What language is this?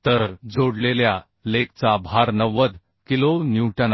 Marathi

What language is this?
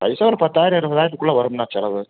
Tamil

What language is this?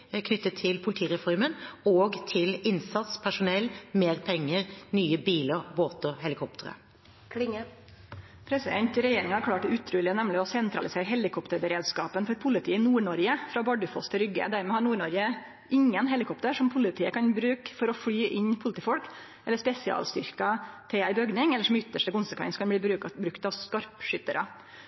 Norwegian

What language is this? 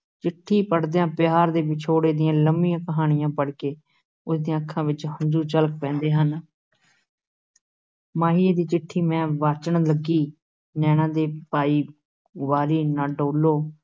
Punjabi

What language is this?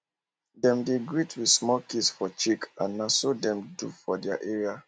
Nigerian Pidgin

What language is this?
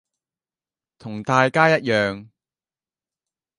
Cantonese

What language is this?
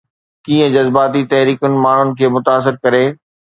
Sindhi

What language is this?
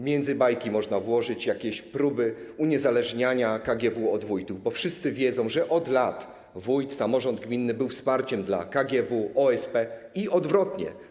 Polish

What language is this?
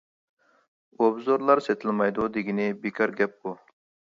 Uyghur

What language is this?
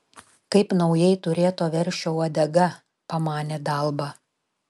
Lithuanian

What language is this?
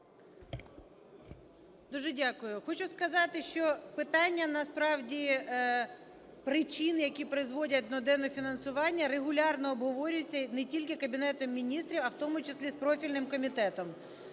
Ukrainian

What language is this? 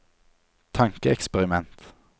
Norwegian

